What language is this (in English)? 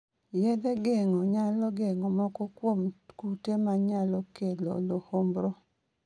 Luo (Kenya and Tanzania)